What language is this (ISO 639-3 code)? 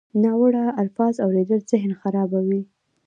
pus